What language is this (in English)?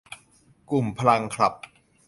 Thai